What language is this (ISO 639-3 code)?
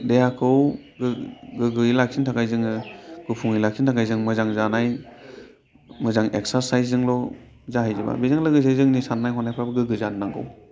brx